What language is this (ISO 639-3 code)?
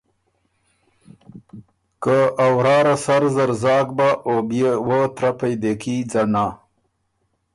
oru